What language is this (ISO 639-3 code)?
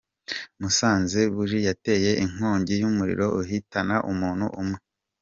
kin